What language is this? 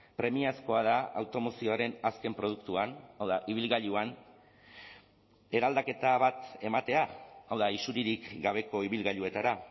Basque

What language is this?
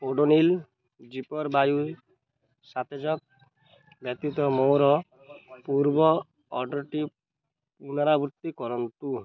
Odia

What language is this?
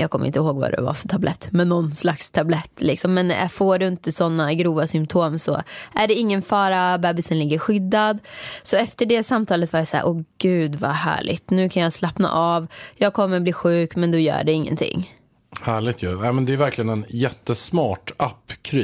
Swedish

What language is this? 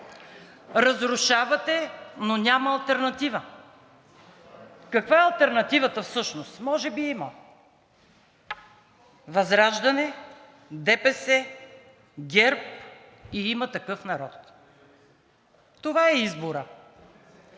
Bulgarian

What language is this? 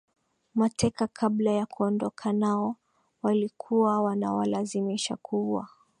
Swahili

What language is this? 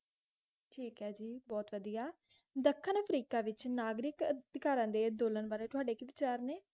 Punjabi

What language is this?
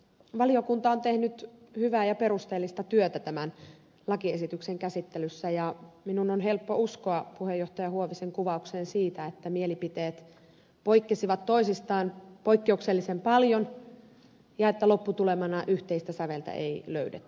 Finnish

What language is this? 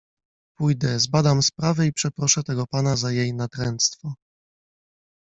Polish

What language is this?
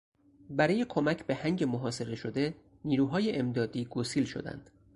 Persian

